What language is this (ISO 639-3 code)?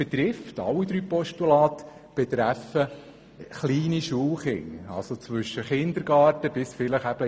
gsw